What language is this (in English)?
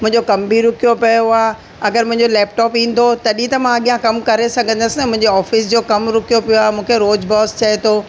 Sindhi